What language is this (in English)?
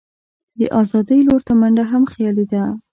Pashto